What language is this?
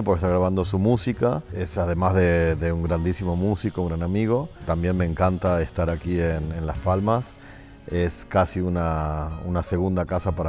Spanish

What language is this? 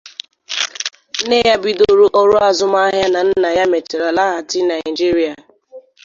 Igbo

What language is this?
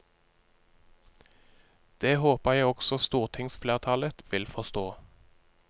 Norwegian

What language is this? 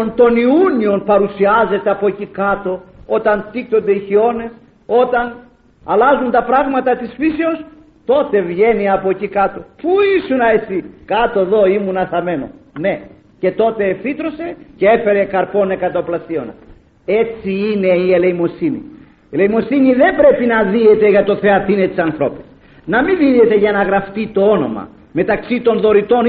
Greek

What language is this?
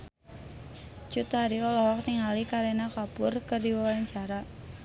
Sundanese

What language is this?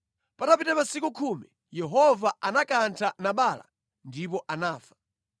Nyanja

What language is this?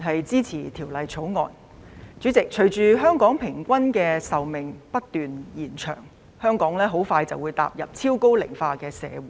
Cantonese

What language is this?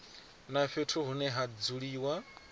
Venda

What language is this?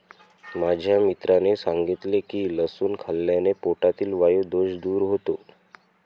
Marathi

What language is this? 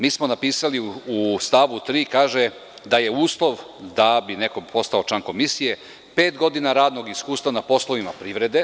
Serbian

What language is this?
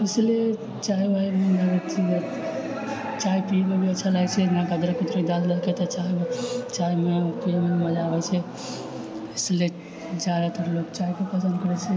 Maithili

